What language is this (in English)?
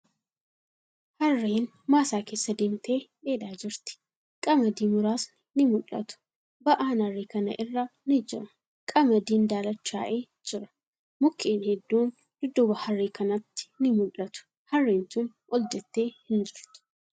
Oromo